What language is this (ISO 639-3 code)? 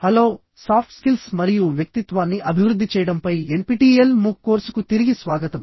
tel